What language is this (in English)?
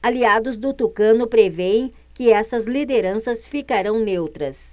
Portuguese